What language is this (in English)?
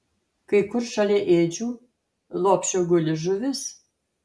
Lithuanian